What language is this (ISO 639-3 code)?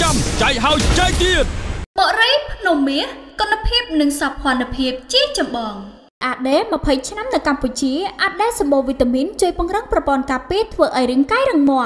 vie